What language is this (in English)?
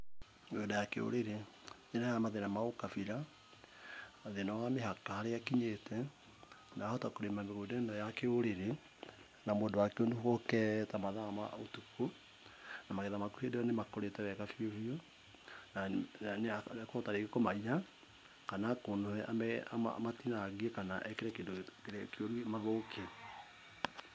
Kikuyu